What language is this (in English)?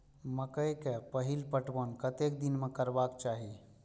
Maithili